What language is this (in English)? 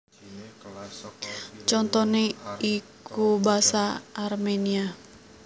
Javanese